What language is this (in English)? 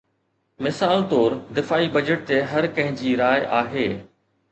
Sindhi